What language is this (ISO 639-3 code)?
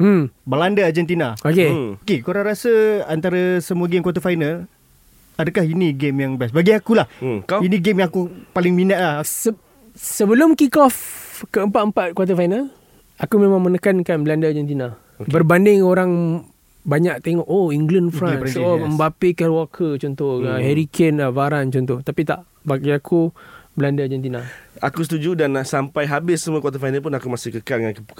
msa